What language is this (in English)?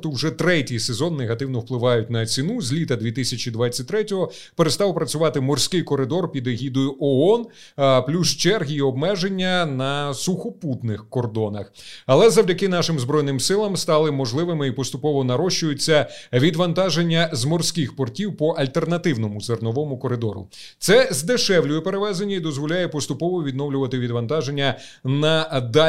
Ukrainian